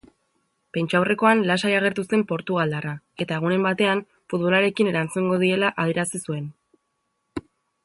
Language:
Basque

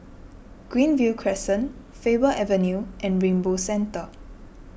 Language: English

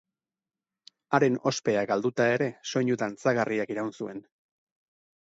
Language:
Basque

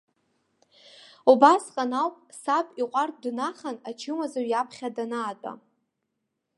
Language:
Abkhazian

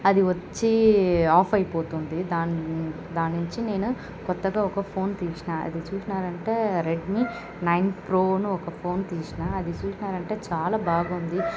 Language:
Telugu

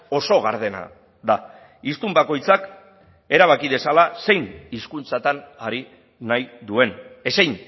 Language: Basque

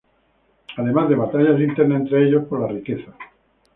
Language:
Spanish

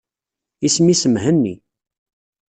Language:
Kabyle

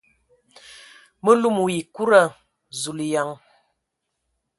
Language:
Ewondo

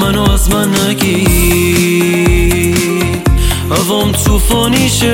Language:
Persian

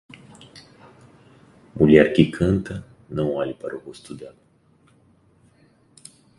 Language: Portuguese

